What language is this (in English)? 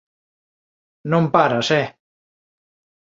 Galician